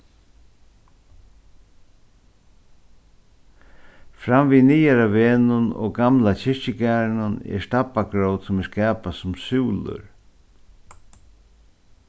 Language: Faroese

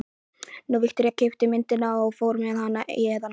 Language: Icelandic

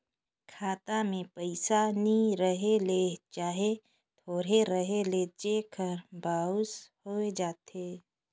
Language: Chhattisgarhi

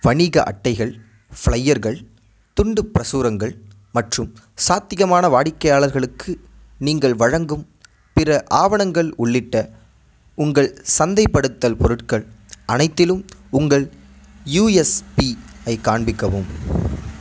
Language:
Tamil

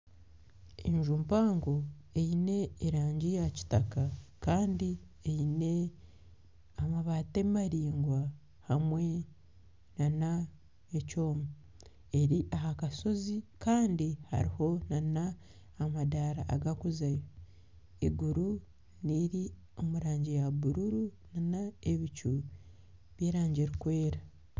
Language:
Nyankole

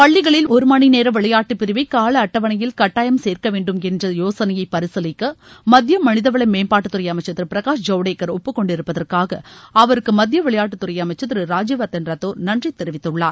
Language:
Tamil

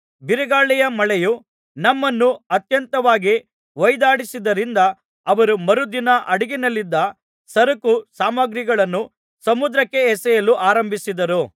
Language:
Kannada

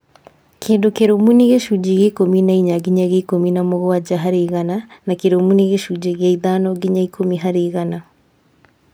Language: Kikuyu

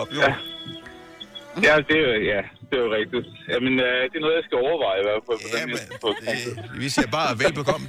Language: Danish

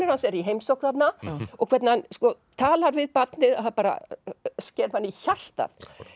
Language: Icelandic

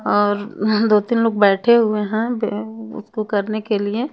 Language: Hindi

